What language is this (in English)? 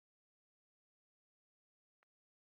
Kinyarwanda